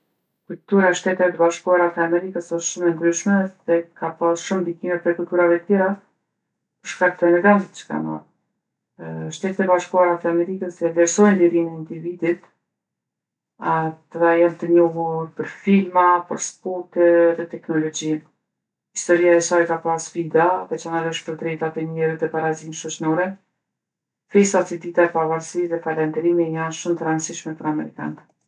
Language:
Gheg Albanian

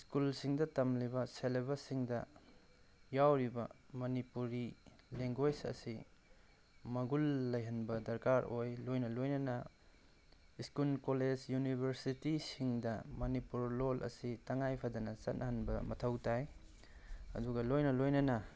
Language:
Manipuri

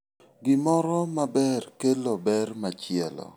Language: Luo (Kenya and Tanzania)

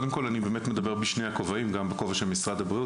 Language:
Hebrew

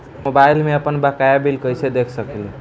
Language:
Bhojpuri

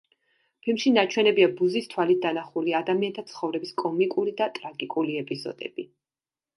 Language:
Georgian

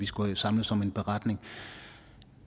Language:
Danish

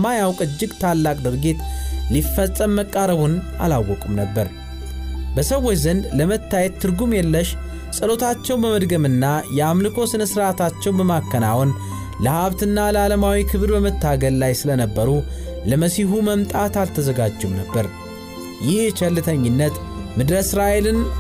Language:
Amharic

